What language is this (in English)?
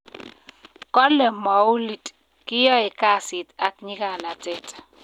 Kalenjin